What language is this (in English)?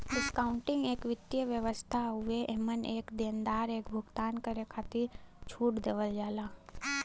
Bhojpuri